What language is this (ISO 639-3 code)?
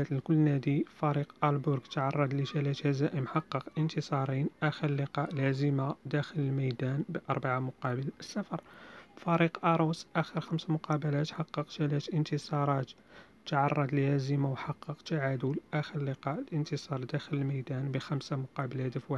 ara